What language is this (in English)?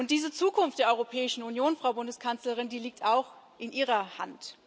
German